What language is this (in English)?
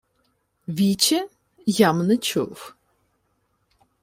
Ukrainian